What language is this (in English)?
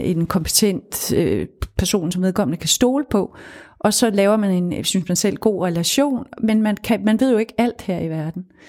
Danish